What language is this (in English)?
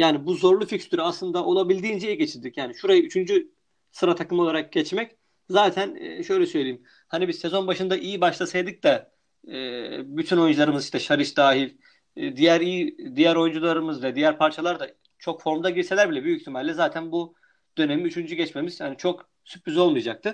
Turkish